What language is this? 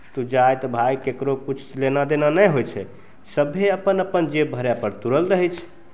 Maithili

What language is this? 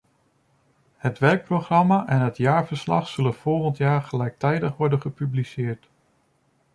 Dutch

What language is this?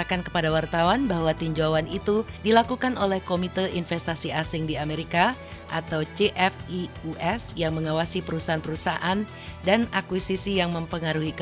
Indonesian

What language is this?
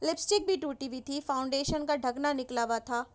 Urdu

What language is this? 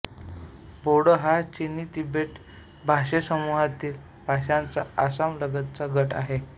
Marathi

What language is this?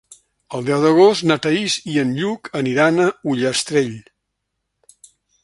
Catalan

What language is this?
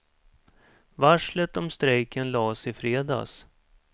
Swedish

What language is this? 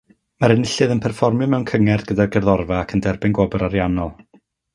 Welsh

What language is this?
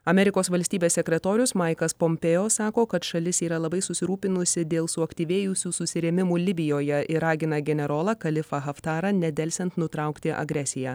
Lithuanian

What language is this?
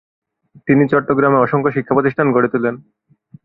Bangla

